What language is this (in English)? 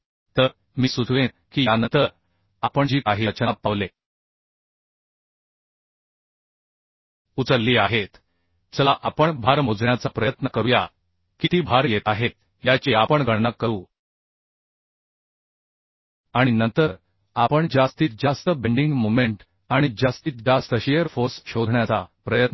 Marathi